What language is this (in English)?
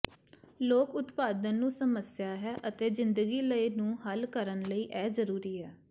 Punjabi